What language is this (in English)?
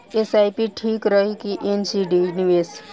Bhojpuri